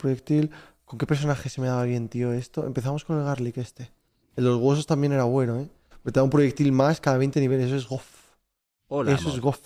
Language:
Spanish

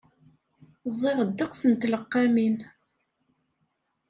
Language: Kabyle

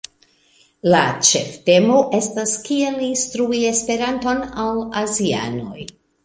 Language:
Esperanto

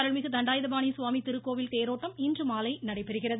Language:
Tamil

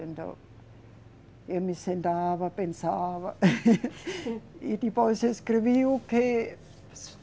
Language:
Portuguese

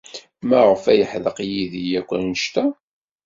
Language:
Kabyle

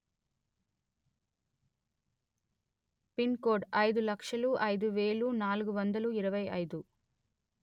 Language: Telugu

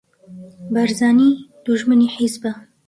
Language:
Central Kurdish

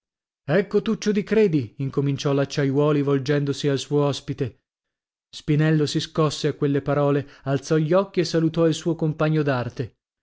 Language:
Italian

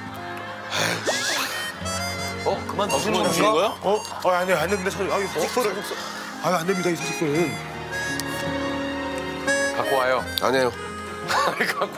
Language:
Korean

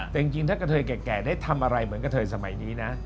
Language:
Thai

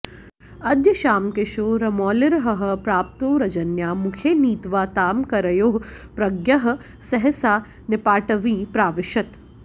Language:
Sanskrit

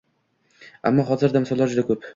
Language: Uzbek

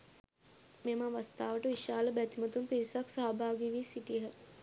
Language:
Sinhala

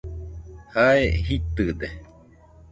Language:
Nüpode Huitoto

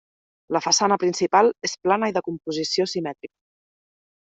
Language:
Catalan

